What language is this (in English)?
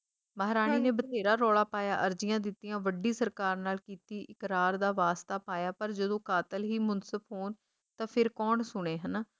Punjabi